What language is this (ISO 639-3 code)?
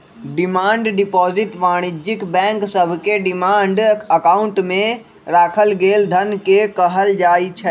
mag